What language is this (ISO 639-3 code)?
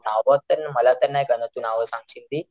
mar